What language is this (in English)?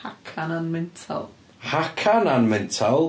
Welsh